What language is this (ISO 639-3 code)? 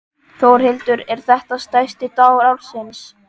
isl